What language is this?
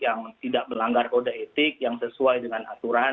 Indonesian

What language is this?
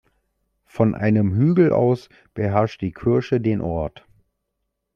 German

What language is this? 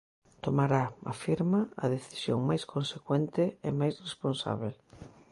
Galician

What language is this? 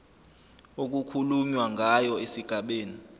Zulu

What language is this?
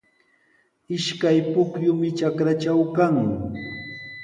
Sihuas Ancash Quechua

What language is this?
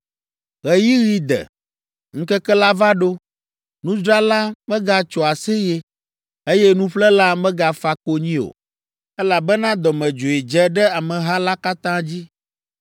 Ewe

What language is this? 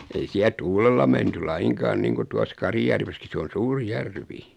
Finnish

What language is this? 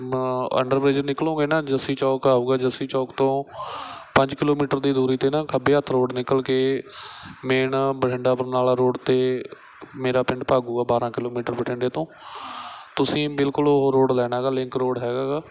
Punjabi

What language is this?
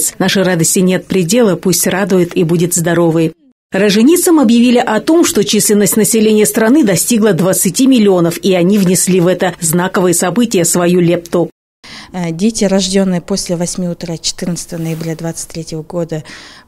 Russian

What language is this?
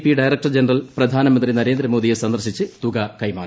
Malayalam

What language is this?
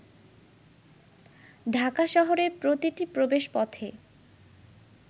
Bangla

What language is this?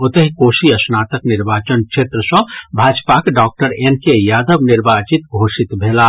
Maithili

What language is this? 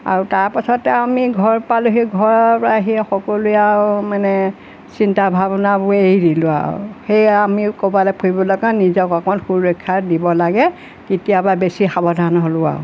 Assamese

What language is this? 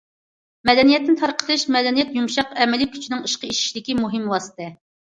Uyghur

